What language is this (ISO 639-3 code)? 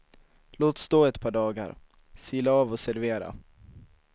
swe